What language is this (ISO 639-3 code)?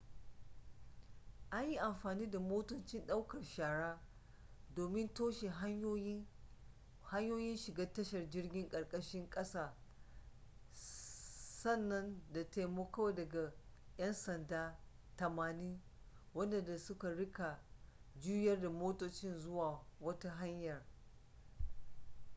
hau